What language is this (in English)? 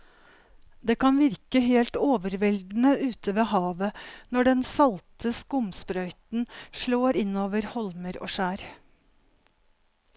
Norwegian